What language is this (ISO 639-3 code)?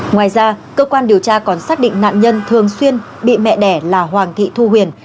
vie